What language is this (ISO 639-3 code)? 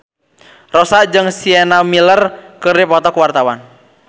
sun